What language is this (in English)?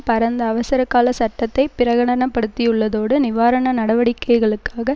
Tamil